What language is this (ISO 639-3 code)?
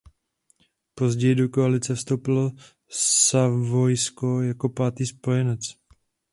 ces